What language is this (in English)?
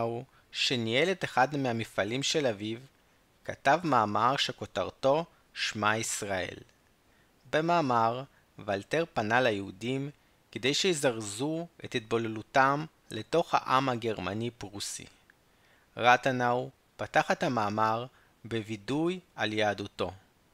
Hebrew